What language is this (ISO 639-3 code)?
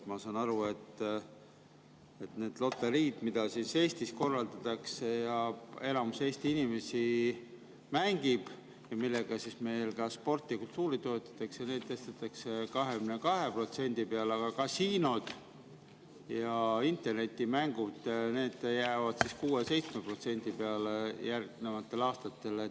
est